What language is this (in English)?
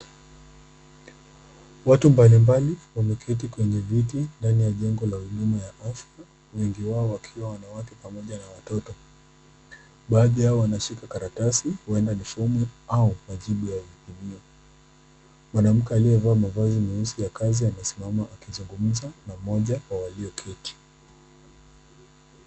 Swahili